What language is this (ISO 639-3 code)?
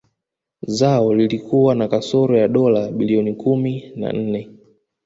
swa